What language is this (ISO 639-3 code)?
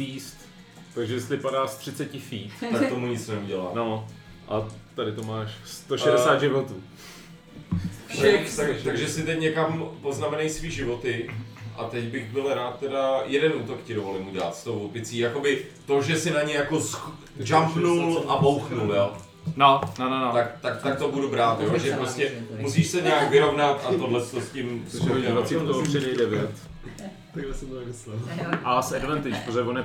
ces